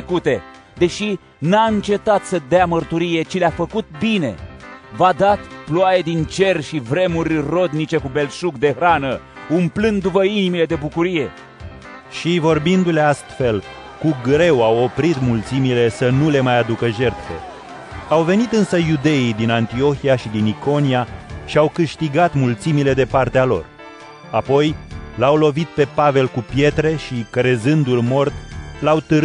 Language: Romanian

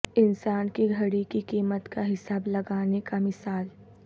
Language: Urdu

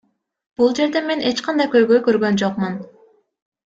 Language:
Kyrgyz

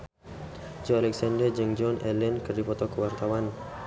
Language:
Sundanese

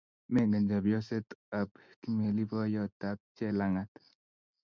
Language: Kalenjin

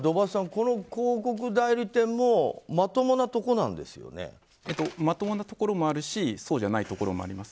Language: Japanese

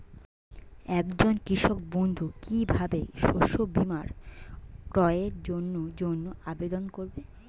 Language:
Bangla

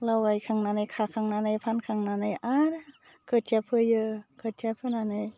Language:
Bodo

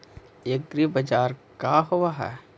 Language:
Magahi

